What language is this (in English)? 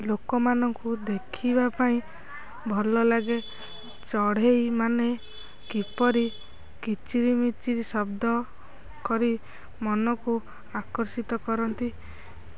Odia